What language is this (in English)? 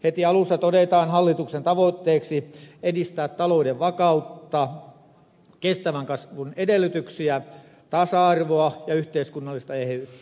Finnish